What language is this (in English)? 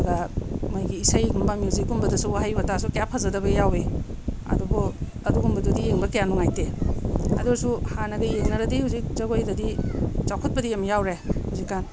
Manipuri